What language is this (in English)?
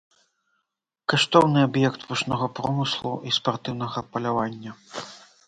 Belarusian